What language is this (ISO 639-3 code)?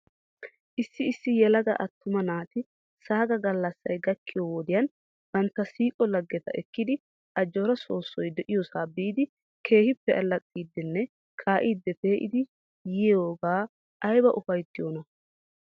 wal